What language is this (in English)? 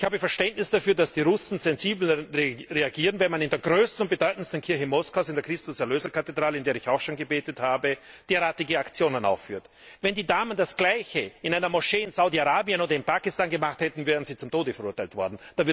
German